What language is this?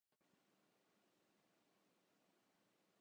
Urdu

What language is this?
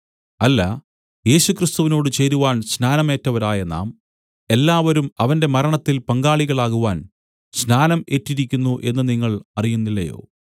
Malayalam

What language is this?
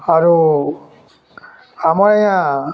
Odia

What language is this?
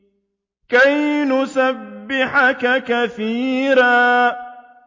Arabic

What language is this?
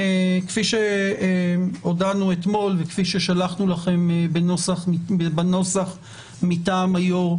Hebrew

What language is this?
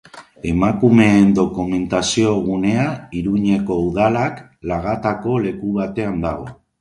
Basque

